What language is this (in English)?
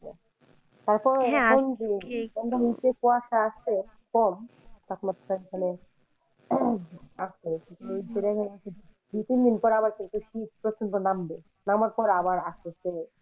Bangla